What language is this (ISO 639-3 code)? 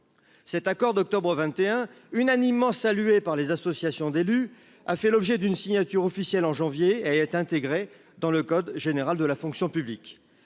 fra